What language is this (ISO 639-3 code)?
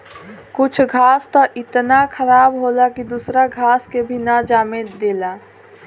bho